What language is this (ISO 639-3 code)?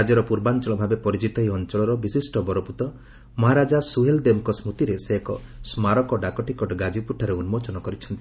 ori